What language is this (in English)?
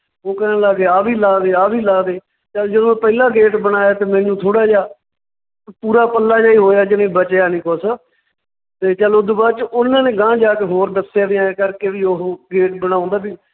Punjabi